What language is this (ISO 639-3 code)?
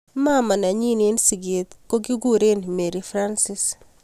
kln